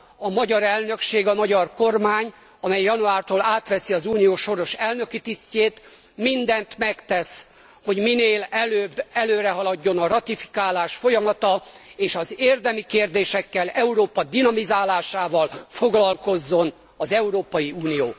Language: Hungarian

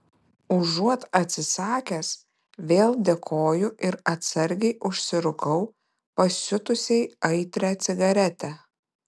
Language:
Lithuanian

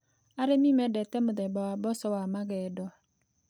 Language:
Kikuyu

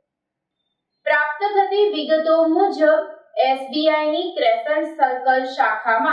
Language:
Hindi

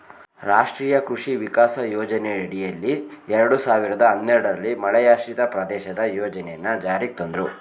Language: Kannada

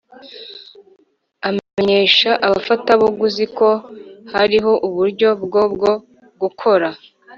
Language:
Kinyarwanda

